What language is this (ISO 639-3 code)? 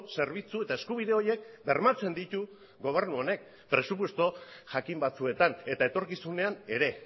eus